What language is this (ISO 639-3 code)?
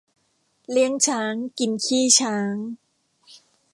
tha